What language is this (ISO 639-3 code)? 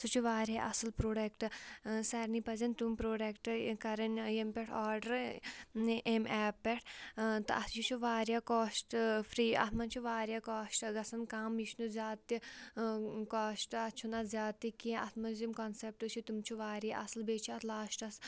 kas